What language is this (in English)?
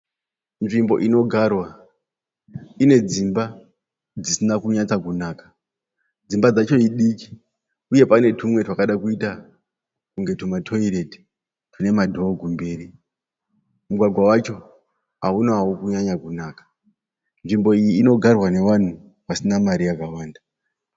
Shona